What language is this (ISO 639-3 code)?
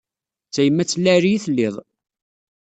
kab